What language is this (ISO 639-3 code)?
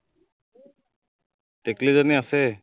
asm